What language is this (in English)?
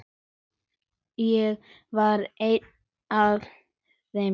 Icelandic